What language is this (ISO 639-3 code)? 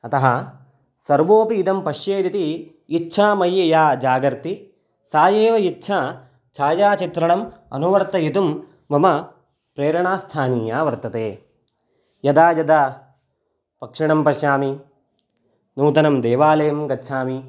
san